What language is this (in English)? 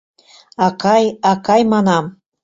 Mari